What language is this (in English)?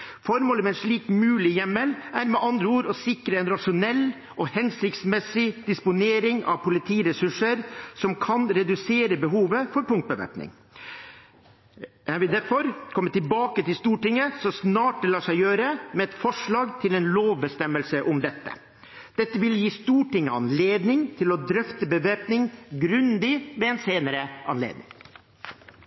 Norwegian Bokmål